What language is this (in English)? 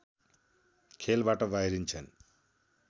Nepali